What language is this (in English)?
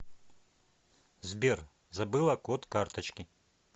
Russian